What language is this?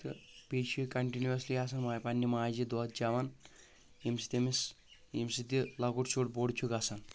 Kashmiri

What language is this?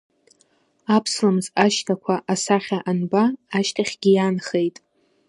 Abkhazian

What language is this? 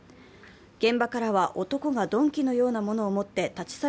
Japanese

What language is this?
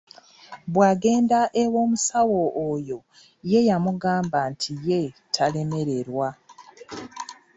Ganda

